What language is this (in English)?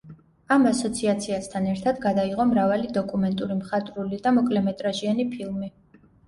Georgian